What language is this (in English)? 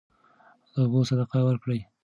Pashto